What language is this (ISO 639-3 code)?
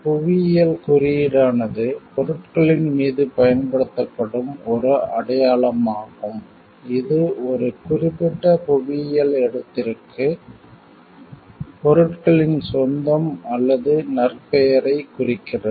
tam